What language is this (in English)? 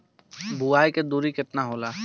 Bhojpuri